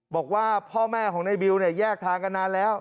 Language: Thai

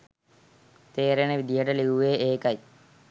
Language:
Sinhala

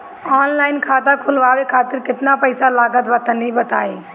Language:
Bhojpuri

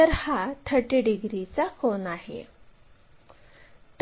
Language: Marathi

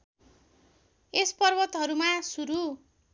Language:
Nepali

